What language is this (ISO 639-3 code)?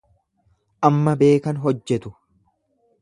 orm